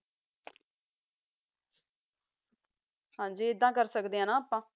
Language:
Punjabi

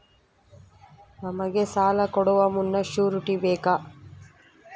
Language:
Kannada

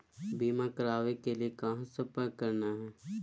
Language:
Magahi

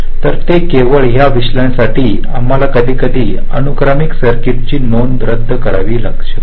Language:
Marathi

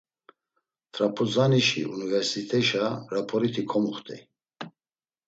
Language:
Laz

